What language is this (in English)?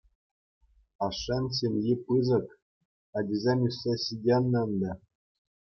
Chuvash